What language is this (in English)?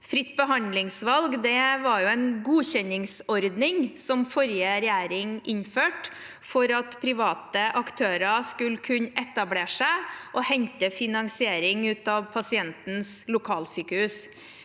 Norwegian